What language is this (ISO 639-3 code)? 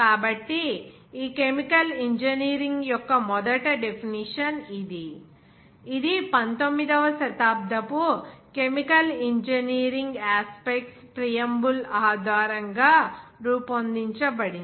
tel